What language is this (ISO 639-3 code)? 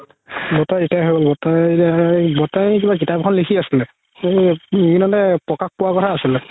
asm